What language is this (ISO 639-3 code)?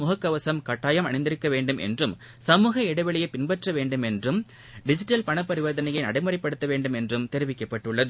tam